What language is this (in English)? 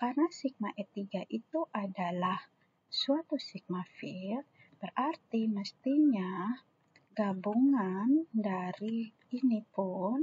Indonesian